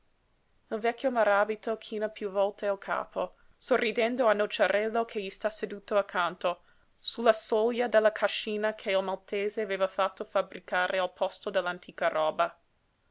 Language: Italian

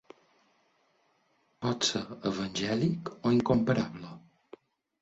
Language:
Catalan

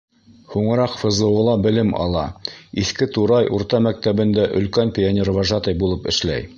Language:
Bashkir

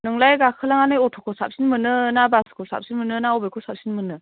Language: Bodo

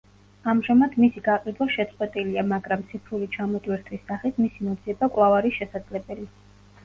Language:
Georgian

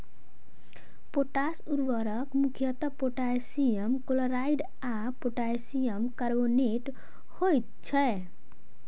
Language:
Maithili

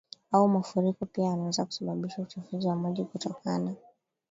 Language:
Swahili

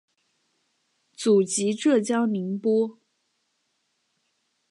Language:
Chinese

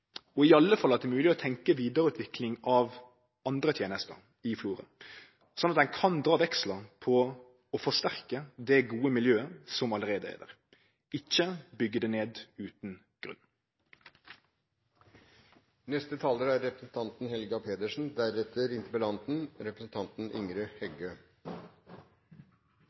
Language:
Norwegian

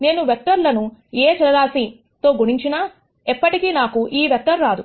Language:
Telugu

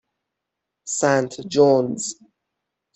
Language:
Persian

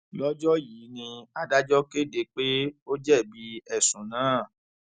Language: Yoruba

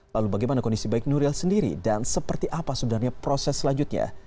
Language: Indonesian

